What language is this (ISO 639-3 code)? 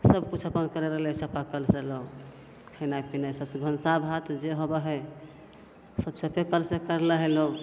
mai